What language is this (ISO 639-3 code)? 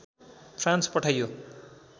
nep